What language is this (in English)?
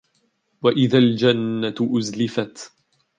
Arabic